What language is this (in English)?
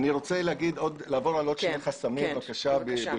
Hebrew